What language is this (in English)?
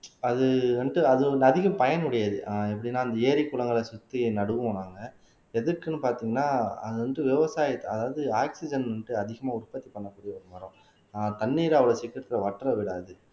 Tamil